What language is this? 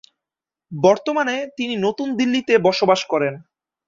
Bangla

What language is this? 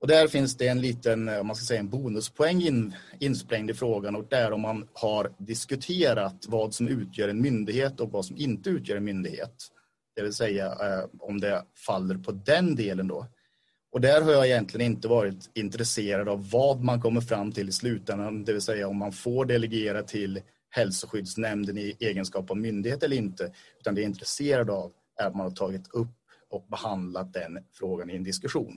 Swedish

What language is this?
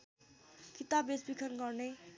Nepali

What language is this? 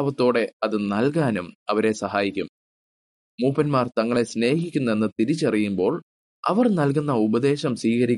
Malayalam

